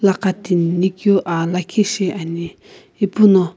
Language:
Sumi Naga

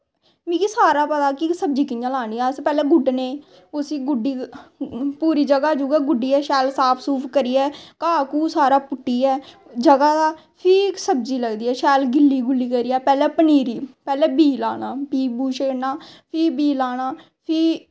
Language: Dogri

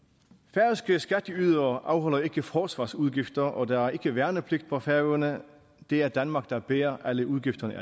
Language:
Danish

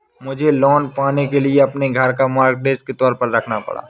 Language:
Hindi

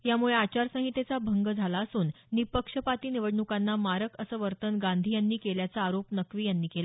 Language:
Marathi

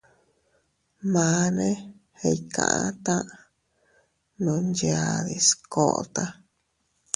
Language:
Teutila Cuicatec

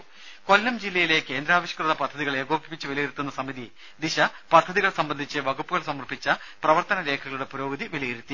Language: Malayalam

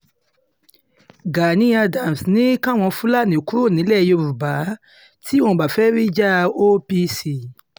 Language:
Yoruba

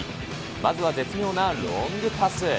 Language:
Japanese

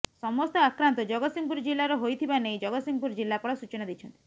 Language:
Odia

